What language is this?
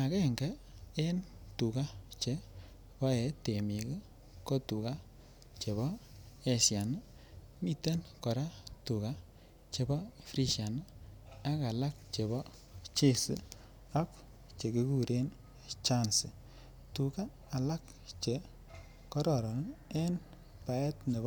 Kalenjin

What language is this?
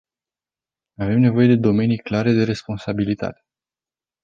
Romanian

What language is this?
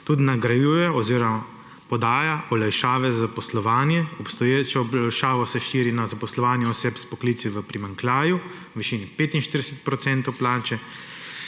Slovenian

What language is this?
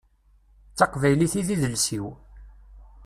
Kabyle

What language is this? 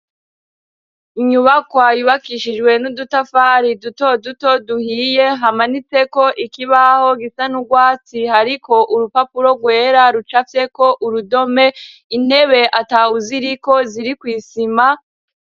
Rundi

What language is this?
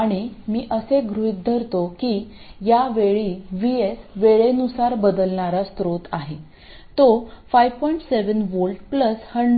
Marathi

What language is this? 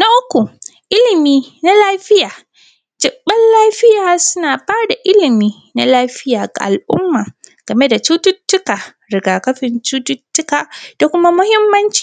Hausa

